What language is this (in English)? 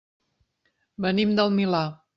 Catalan